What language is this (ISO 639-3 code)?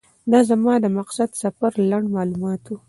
pus